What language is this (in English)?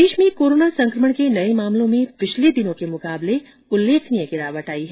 Hindi